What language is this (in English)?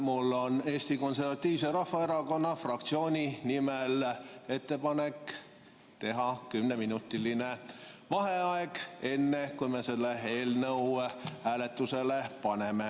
Estonian